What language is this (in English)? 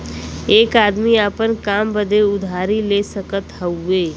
Bhojpuri